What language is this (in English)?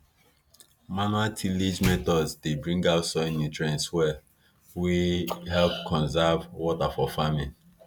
Nigerian Pidgin